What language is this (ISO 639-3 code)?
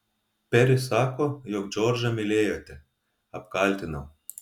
lit